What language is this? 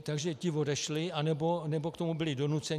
Czech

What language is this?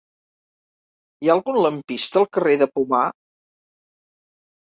Catalan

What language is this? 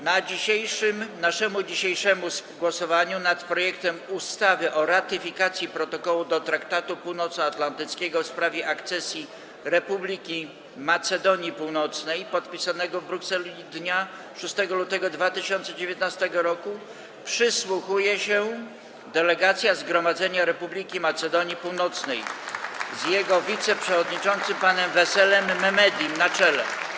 Polish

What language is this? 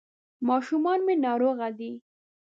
Pashto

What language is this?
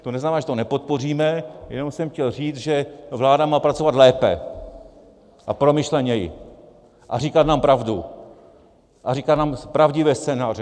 Czech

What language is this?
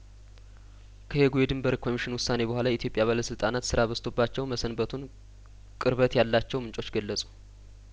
Amharic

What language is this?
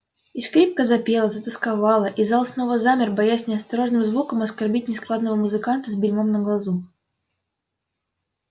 Russian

